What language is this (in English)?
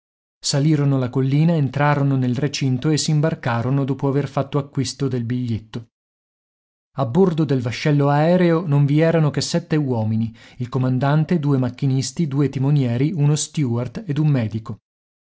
Italian